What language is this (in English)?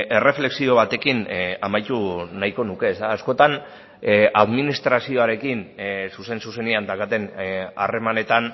Basque